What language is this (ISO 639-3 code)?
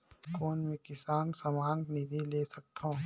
hne